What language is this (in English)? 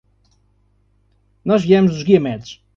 Portuguese